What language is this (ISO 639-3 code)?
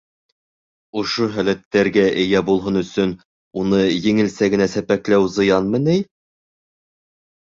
bak